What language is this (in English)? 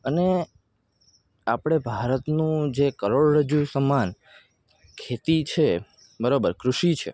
Gujarati